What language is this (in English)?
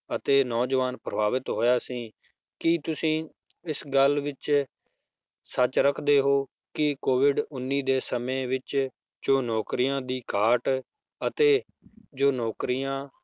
Punjabi